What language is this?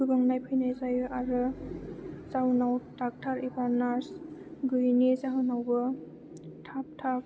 Bodo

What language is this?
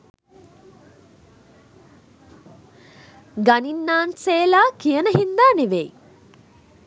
Sinhala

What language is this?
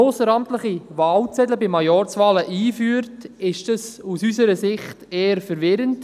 Swiss German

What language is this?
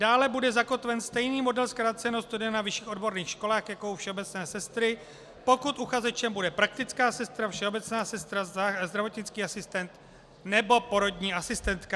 Czech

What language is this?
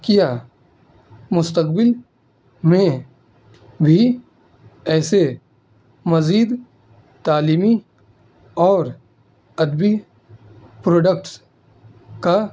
Urdu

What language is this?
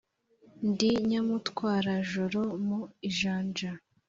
Kinyarwanda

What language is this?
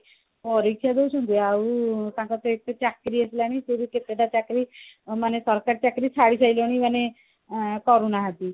Odia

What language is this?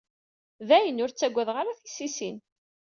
Kabyle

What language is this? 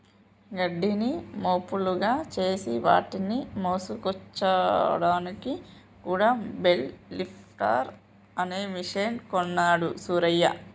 Telugu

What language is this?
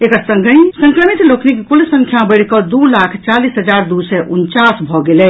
Maithili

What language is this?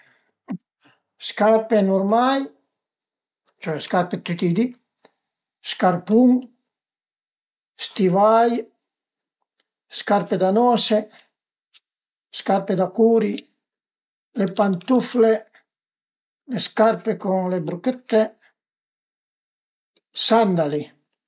Piedmontese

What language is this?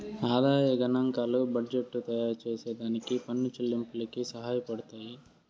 Telugu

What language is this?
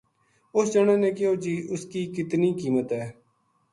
Gujari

